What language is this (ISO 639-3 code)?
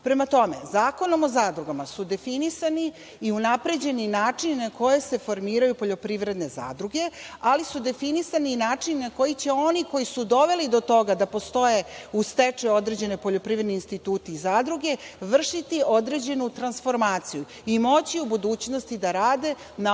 srp